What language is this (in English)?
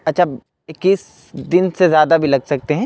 Urdu